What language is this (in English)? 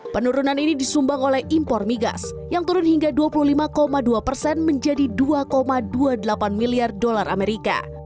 Indonesian